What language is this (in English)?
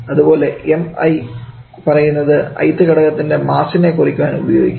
Malayalam